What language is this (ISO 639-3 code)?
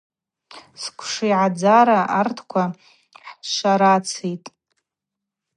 abq